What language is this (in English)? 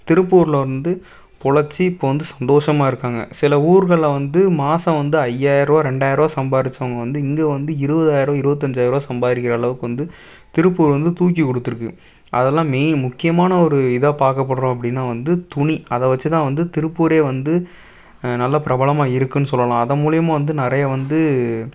Tamil